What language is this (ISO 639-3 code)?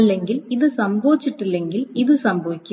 mal